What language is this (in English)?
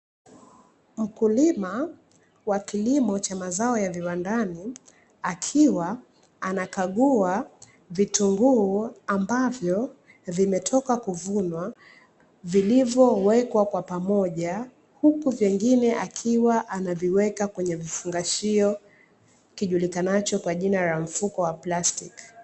Swahili